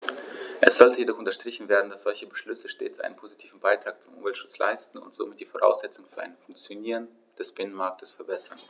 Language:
German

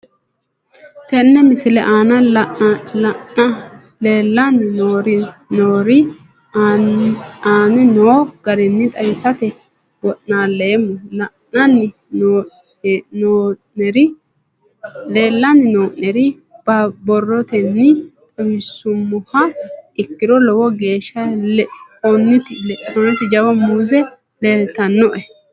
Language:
Sidamo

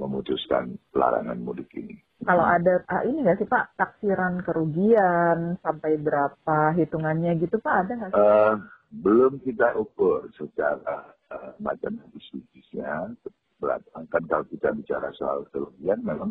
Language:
Indonesian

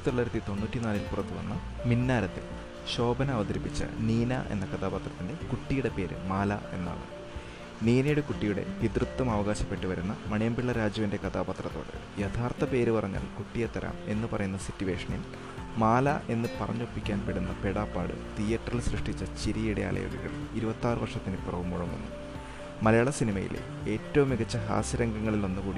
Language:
Malayalam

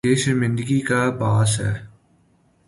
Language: Urdu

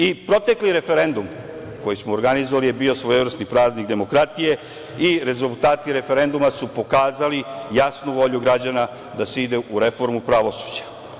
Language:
Serbian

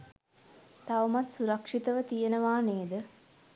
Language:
Sinhala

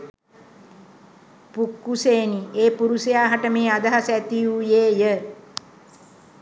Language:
Sinhala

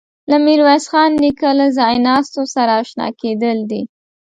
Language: Pashto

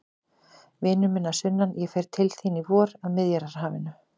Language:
Icelandic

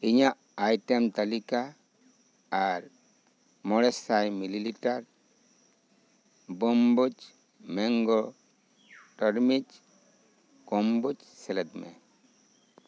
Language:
Santali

